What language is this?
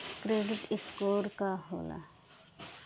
Bhojpuri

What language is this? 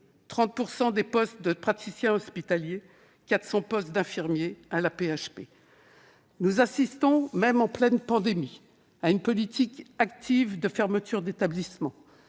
French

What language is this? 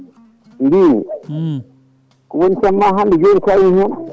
Fula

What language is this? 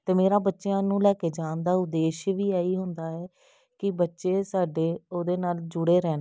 Punjabi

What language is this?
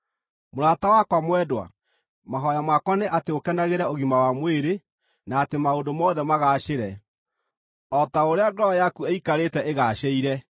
Kikuyu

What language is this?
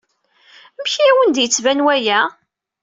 Kabyle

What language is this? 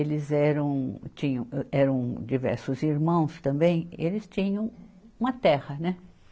Portuguese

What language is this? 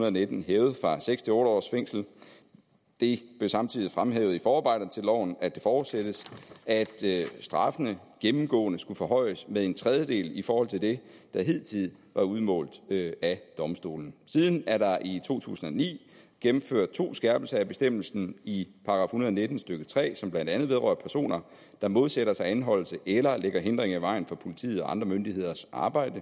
Danish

